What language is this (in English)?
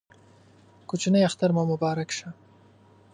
Pashto